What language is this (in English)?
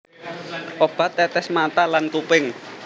Javanese